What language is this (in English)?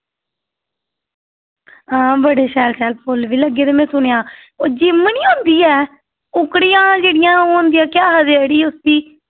Dogri